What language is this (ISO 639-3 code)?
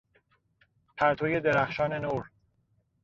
fas